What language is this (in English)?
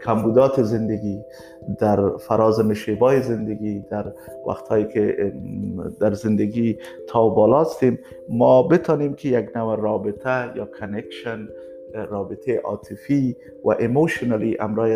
Persian